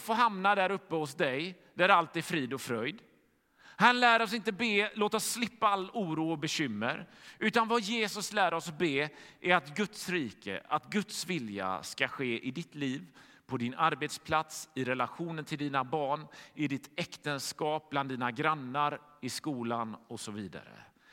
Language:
Swedish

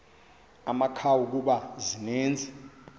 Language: Xhosa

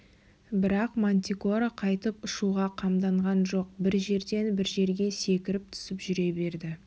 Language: Kazakh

